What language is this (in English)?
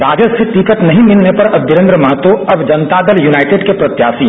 Hindi